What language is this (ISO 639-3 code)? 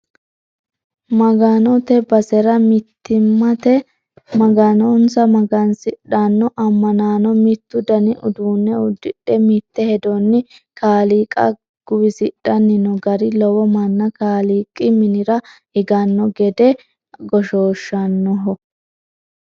sid